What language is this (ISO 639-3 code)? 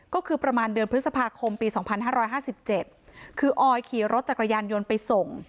tha